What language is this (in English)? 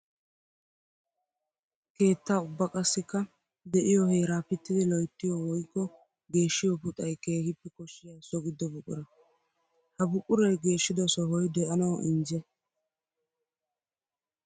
Wolaytta